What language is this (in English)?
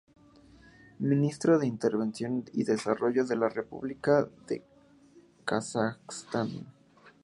Spanish